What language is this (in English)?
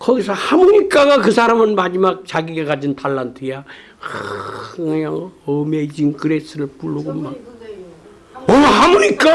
Korean